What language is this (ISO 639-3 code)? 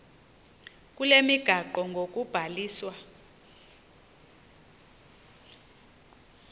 xho